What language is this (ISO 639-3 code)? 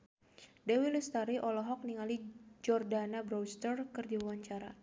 sun